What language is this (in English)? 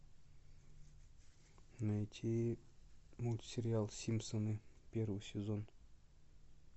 Russian